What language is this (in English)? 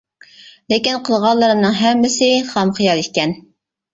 Uyghur